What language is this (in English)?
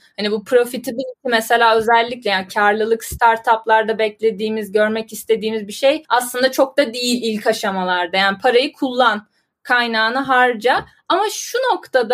Turkish